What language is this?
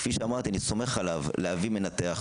Hebrew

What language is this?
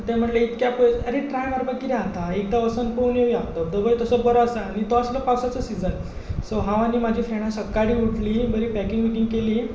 Konkani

